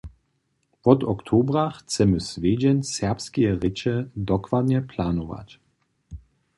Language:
Upper Sorbian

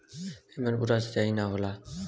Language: Bhojpuri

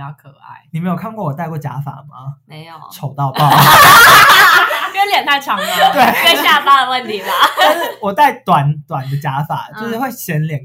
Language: Chinese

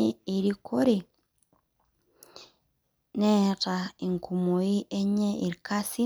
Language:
Masai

